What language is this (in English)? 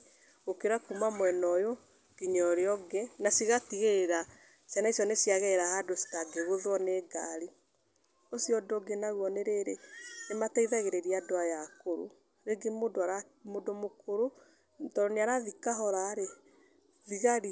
Kikuyu